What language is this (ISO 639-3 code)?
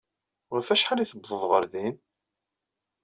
kab